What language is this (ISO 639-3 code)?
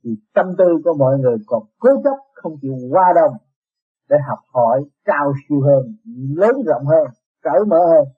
vie